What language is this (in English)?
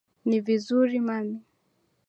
Swahili